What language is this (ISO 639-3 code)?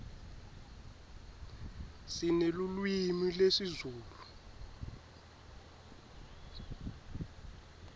ssw